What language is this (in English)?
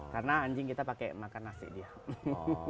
Indonesian